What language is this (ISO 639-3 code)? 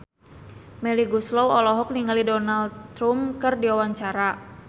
sun